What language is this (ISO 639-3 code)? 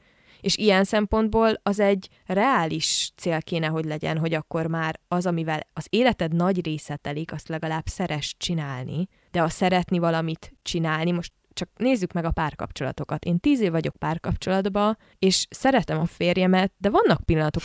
hun